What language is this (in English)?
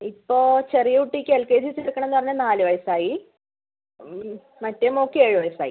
Malayalam